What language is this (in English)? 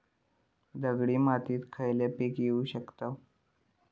Marathi